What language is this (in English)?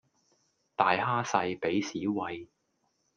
Cantonese